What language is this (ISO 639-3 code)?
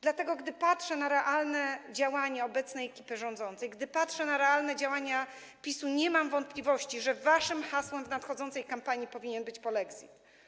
pol